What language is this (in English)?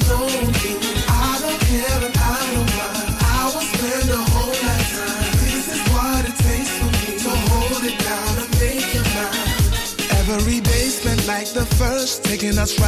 English